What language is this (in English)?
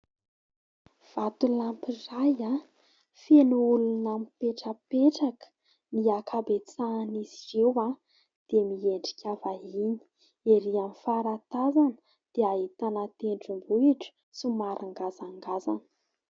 Malagasy